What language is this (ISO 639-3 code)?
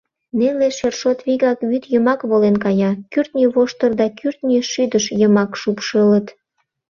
chm